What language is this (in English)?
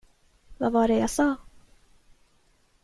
Swedish